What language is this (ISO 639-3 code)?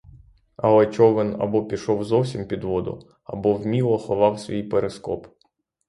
ukr